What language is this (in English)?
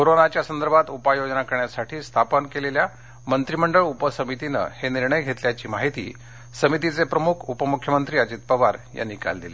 Marathi